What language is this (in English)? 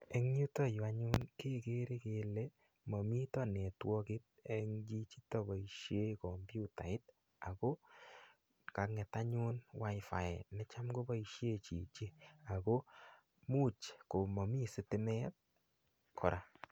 Kalenjin